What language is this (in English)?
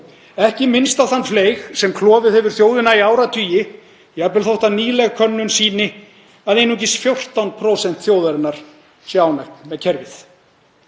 Icelandic